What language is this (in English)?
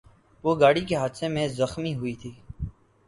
Urdu